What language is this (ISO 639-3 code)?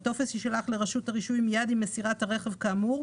heb